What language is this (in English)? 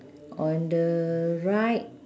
English